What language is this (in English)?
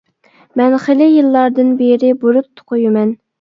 Uyghur